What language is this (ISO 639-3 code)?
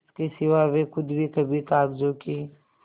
hin